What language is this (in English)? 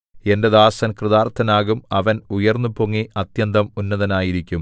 Malayalam